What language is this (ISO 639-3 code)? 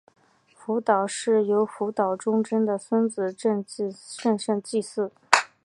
zho